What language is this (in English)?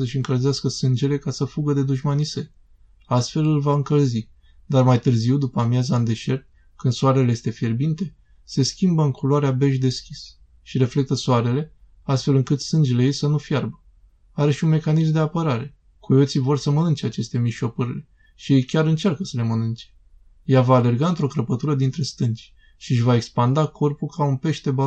Romanian